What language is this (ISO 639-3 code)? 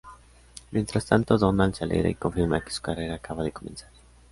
spa